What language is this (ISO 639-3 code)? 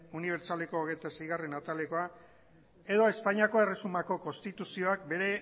eus